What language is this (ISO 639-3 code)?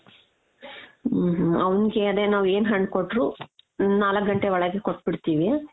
kan